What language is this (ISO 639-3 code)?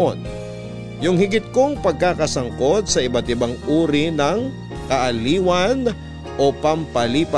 fil